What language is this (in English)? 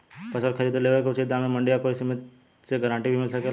Bhojpuri